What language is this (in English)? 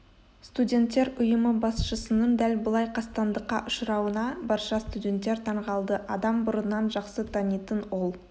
Kazakh